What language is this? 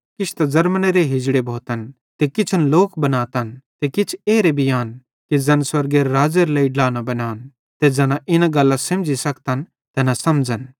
Bhadrawahi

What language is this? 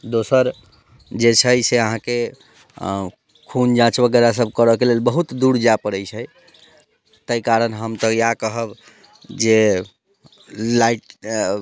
Maithili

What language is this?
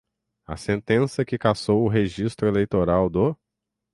Portuguese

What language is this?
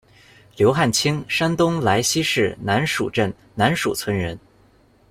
Chinese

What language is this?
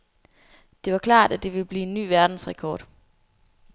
Danish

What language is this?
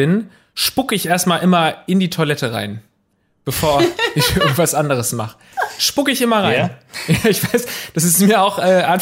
German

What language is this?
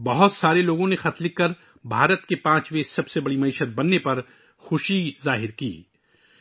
Urdu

